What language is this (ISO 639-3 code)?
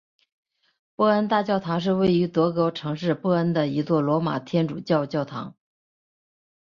zho